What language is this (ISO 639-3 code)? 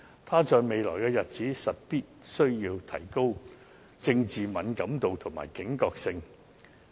yue